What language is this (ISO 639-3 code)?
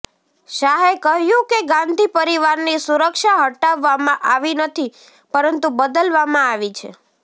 guj